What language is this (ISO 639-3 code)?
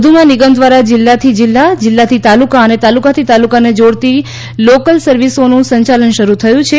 guj